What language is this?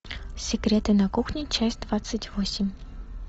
Russian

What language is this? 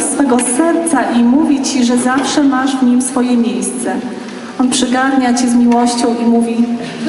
Polish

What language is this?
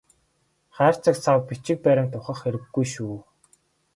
Mongolian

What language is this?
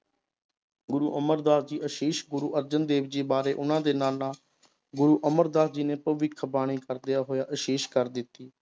Punjabi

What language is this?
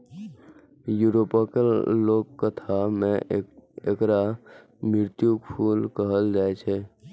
Maithili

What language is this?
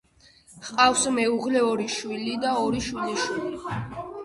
Georgian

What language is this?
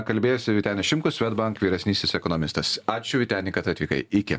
Lithuanian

